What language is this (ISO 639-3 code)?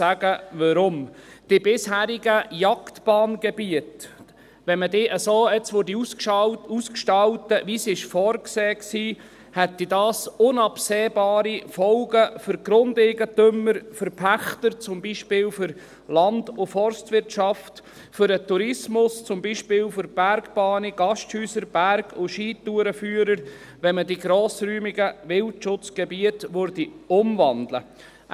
gsw